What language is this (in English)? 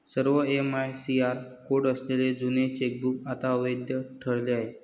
Marathi